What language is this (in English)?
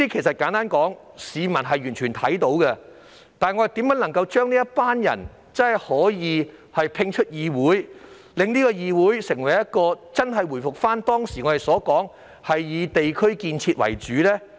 Cantonese